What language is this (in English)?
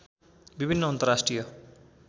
Nepali